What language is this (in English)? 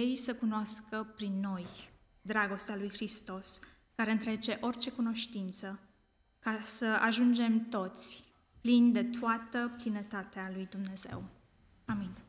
Romanian